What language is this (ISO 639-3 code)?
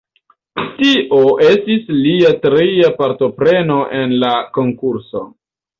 epo